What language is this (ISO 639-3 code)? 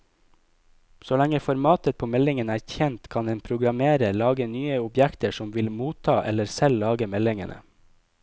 nor